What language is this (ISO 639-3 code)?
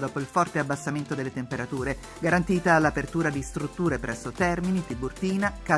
ita